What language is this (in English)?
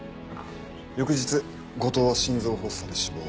Japanese